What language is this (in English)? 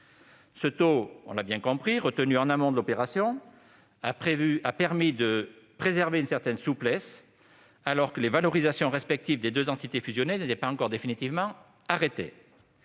French